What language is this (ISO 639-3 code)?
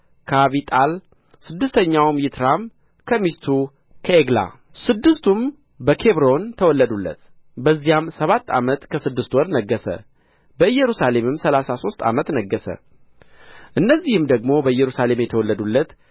amh